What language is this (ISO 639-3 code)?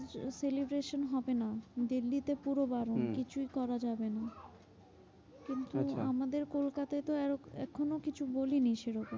ben